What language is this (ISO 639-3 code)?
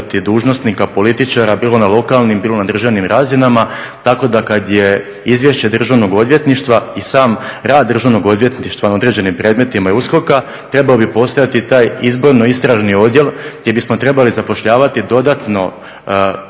hrv